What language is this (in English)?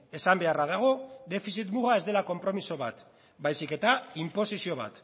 Basque